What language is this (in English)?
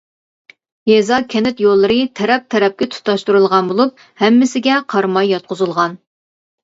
Uyghur